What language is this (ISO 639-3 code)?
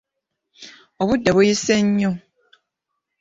lug